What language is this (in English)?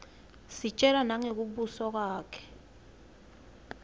Swati